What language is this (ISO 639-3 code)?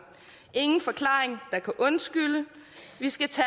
dan